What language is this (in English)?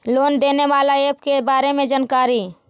Magahi